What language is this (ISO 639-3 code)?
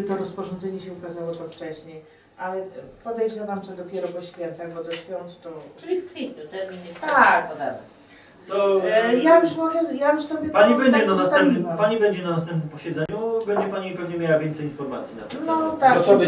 pol